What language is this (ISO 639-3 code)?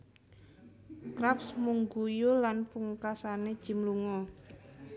jav